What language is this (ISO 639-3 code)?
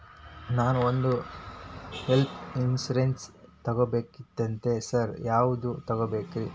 kan